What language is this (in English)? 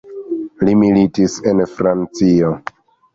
Esperanto